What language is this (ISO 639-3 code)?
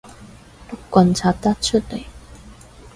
yue